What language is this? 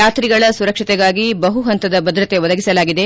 Kannada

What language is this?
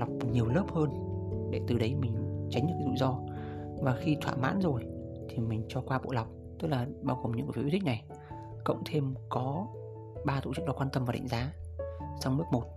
Vietnamese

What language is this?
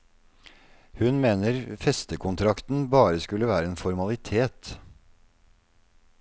Norwegian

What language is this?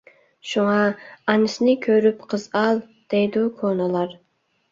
Uyghur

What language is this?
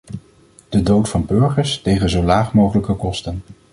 Dutch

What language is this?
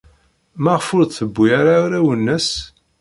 Kabyle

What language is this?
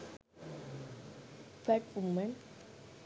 Sinhala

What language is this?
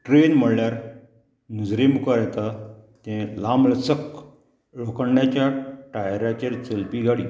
Konkani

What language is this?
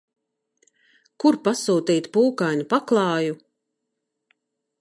Latvian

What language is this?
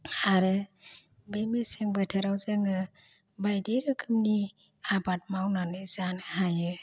Bodo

